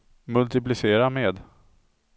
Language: Swedish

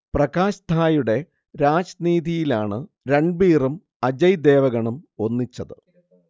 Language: Malayalam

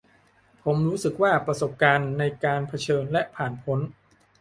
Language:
Thai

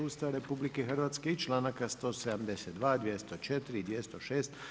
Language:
Croatian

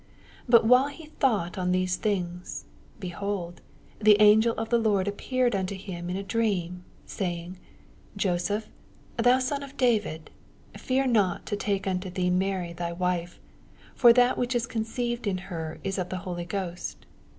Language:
English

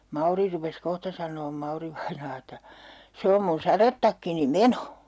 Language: Finnish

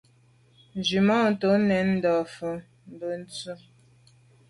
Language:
Medumba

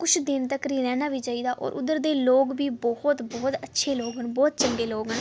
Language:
Dogri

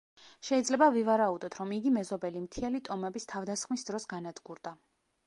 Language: Georgian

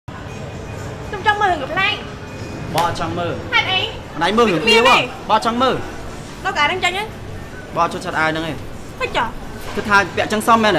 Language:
Vietnamese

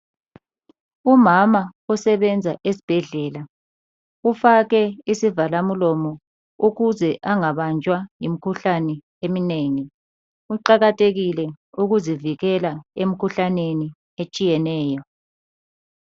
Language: North Ndebele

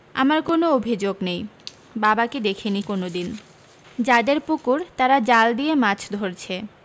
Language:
Bangla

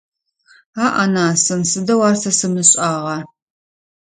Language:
Adyghe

